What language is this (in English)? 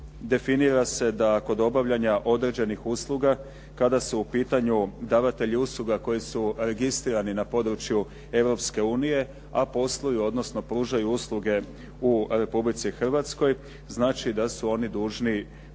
Croatian